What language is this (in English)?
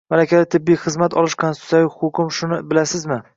Uzbek